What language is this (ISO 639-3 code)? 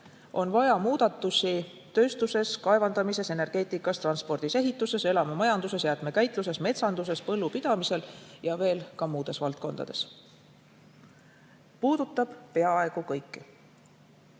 est